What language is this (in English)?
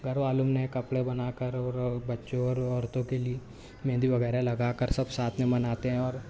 Urdu